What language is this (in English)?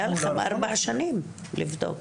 Hebrew